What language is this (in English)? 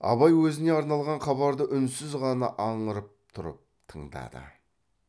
Kazakh